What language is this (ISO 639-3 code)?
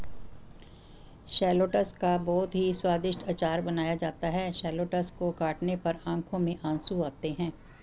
hin